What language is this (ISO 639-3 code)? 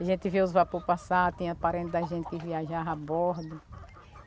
por